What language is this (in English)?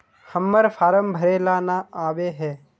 Magahi